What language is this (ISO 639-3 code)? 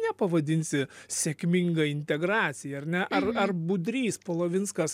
lit